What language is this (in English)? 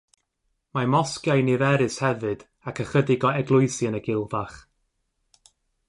Welsh